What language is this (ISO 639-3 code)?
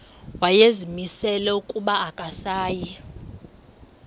xho